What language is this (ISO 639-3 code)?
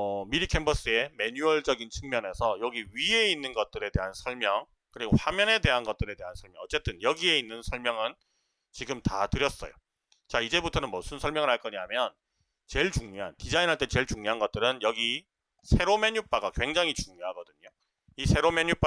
kor